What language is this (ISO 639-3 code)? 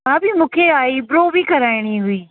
snd